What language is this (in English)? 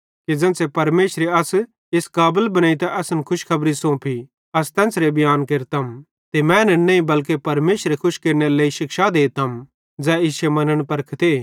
Bhadrawahi